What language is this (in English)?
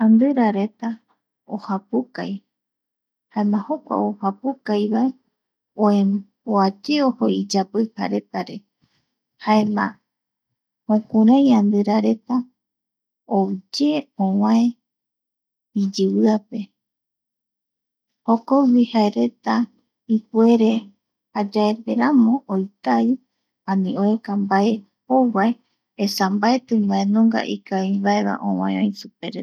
Eastern Bolivian Guaraní